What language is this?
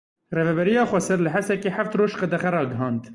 Kurdish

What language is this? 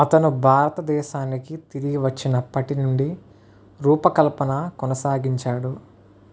Telugu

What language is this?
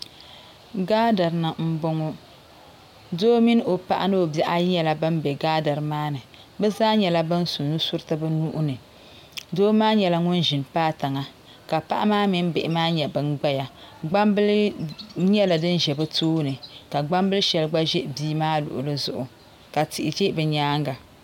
Dagbani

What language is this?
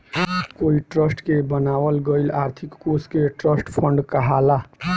Bhojpuri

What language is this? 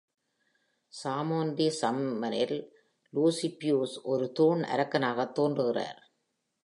Tamil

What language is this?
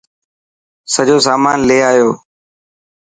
Dhatki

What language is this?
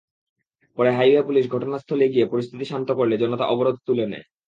Bangla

